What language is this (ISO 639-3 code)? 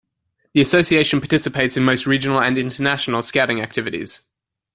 eng